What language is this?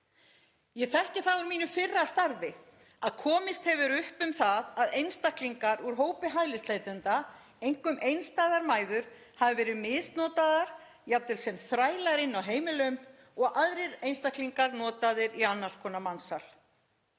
Icelandic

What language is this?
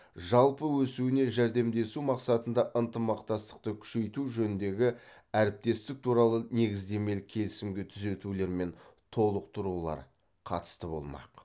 Kazakh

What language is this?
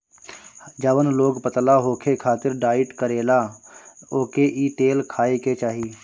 Bhojpuri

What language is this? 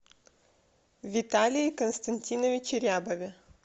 Russian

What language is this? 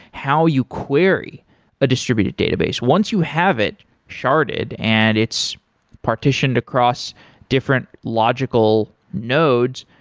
English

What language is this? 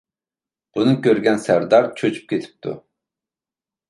Uyghur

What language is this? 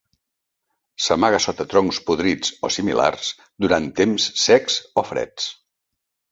Catalan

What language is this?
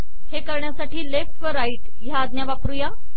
Marathi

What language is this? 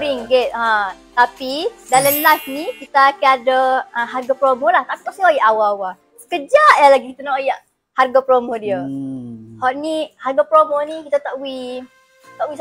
Malay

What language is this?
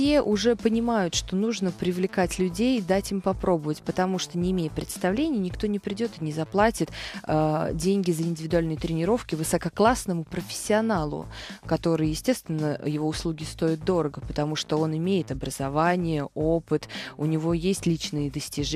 Russian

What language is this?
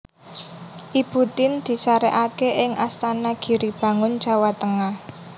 Javanese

